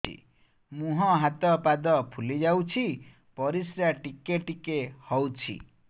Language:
Odia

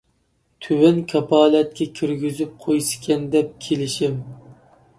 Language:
Uyghur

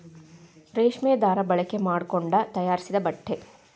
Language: Kannada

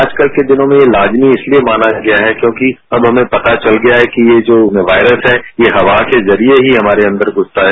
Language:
Hindi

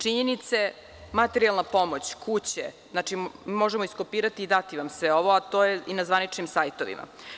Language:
Serbian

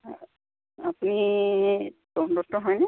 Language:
Assamese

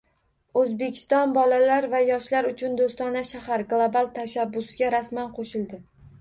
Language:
Uzbek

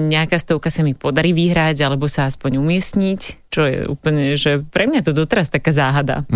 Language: Slovak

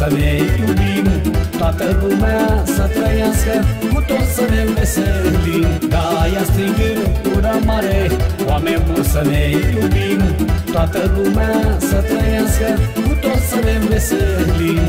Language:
Romanian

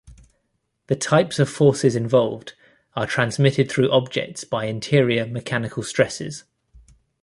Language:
English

